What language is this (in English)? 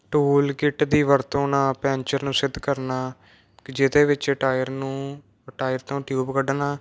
Punjabi